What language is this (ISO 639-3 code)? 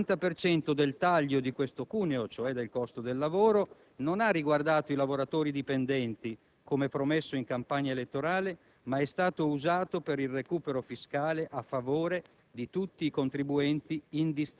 ita